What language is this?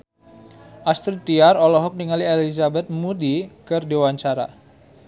Sundanese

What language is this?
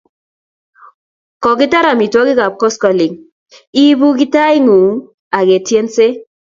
Kalenjin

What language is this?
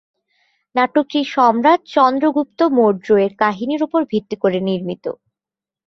Bangla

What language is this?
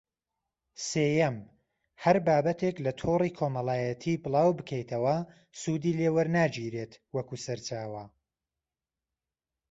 Central Kurdish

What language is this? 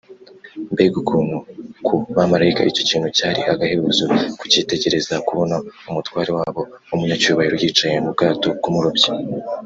Kinyarwanda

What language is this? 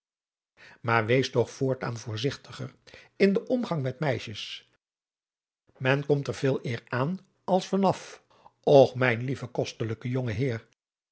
Dutch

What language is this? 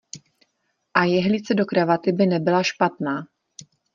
Czech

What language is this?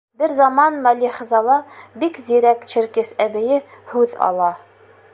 Bashkir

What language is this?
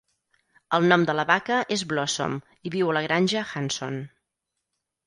Catalan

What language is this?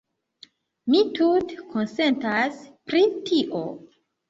Esperanto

